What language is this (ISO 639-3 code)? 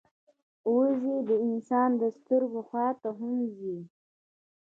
pus